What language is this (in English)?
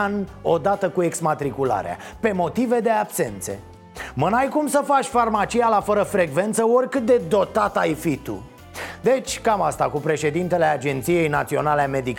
Romanian